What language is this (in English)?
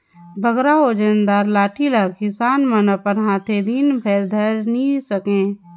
Chhattisgarhi